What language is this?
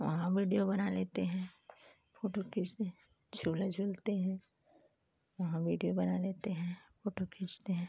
Hindi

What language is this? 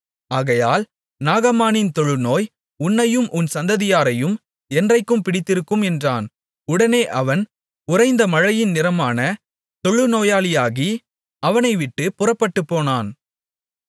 Tamil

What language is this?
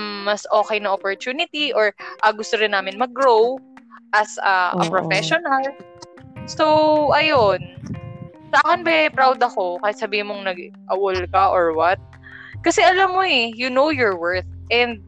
Filipino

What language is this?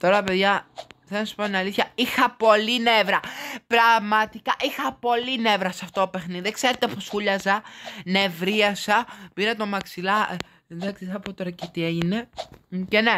Greek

